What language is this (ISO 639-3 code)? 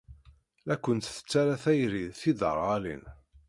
kab